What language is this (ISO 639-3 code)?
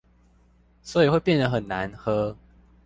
zho